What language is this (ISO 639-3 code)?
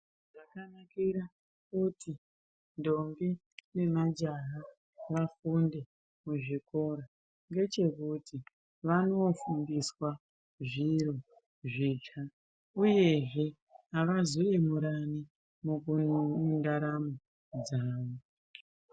ndc